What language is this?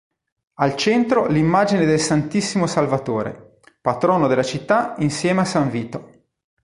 Italian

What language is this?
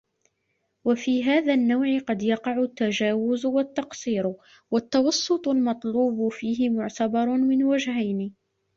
Arabic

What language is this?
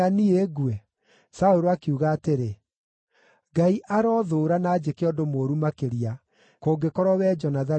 Kikuyu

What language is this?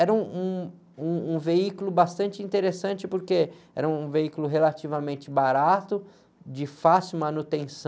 Portuguese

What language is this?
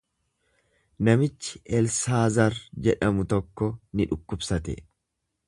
Oromo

